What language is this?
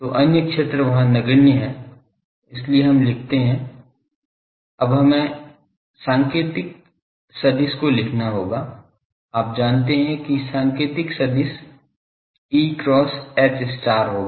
Hindi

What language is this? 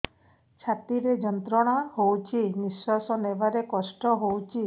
Odia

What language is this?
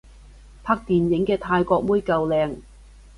Cantonese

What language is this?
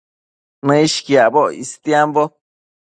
Matsés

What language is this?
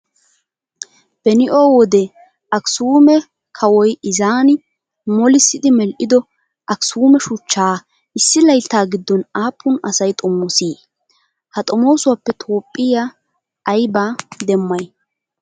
Wolaytta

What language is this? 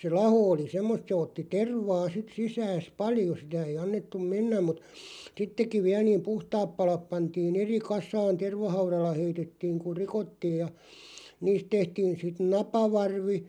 Finnish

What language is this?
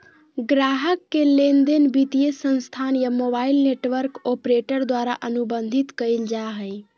Magahi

